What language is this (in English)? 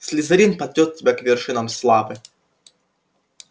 Russian